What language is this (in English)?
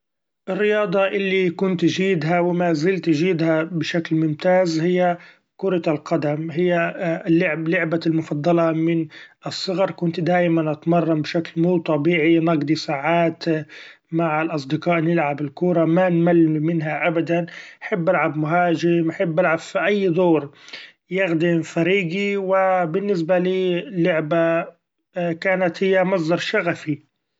Gulf Arabic